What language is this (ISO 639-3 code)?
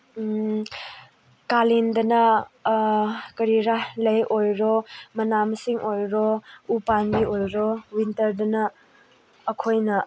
mni